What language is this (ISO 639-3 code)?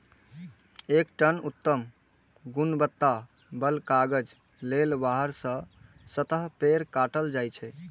mai